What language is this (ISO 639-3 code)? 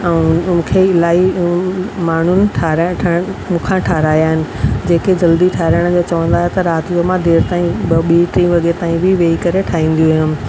snd